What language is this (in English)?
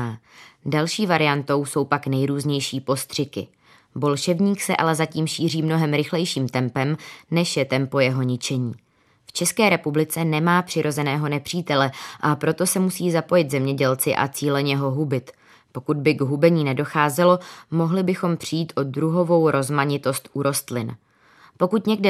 Czech